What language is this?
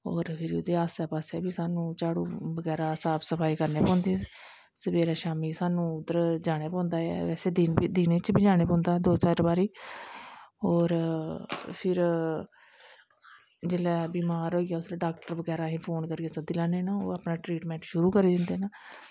Dogri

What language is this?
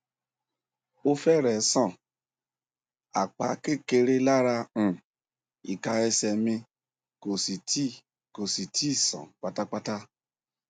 Yoruba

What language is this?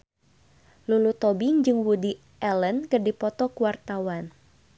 Sundanese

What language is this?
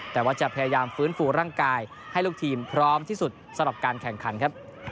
Thai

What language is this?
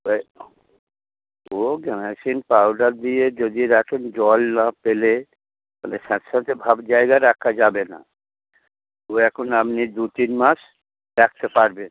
Bangla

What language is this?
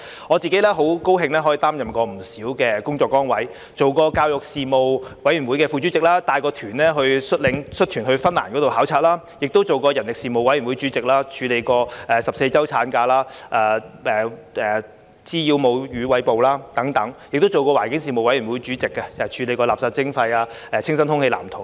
Cantonese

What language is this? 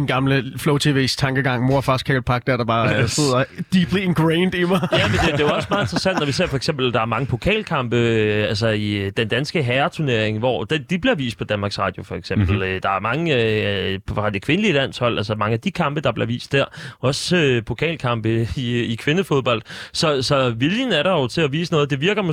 Danish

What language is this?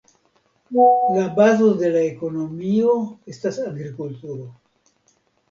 Esperanto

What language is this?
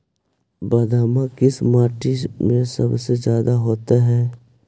Magahi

